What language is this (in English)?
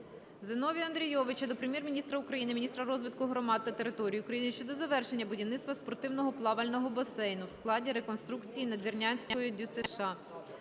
Ukrainian